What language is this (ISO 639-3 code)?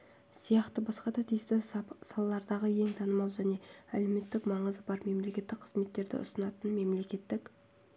kaz